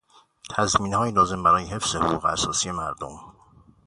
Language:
Persian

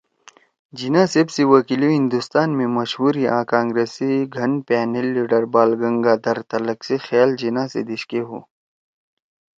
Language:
Torwali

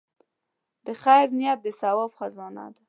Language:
Pashto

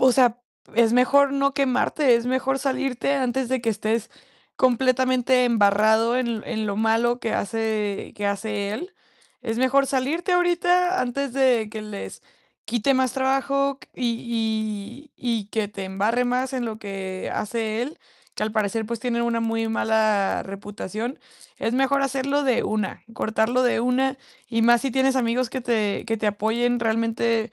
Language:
Spanish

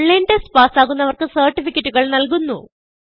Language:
Malayalam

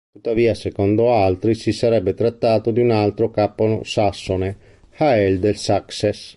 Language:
Italian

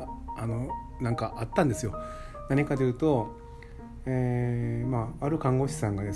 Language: Japanese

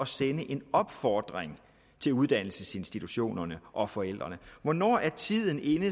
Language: Danish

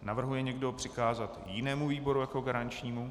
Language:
Czech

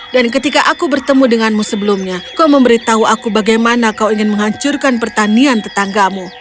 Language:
Indonesian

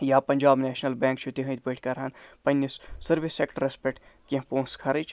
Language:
Kashmiri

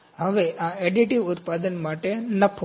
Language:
Gujarati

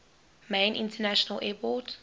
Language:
English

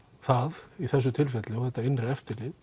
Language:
Icelandic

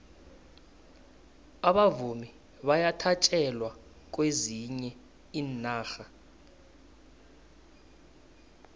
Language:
South Ndebele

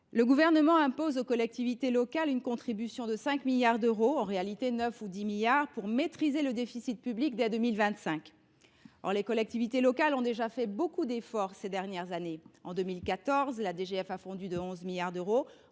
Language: French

